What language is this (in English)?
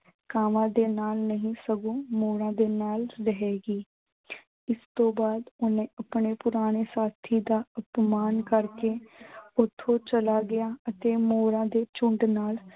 Punjabi